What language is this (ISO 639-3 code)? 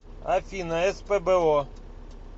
rus